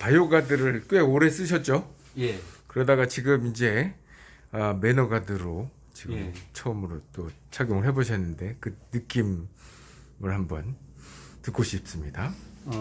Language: Korean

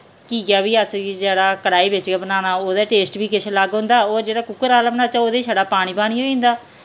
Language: Dogri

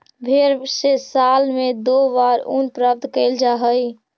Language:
Magahi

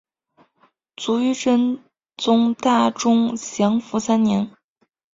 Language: Chinese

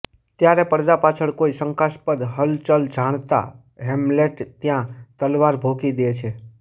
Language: Gujarati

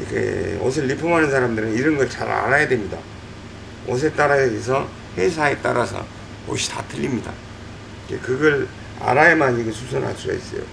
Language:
Korean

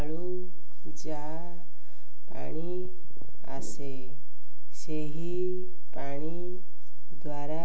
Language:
Odia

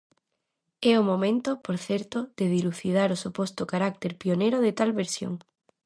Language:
Galician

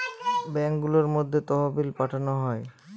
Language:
Bangla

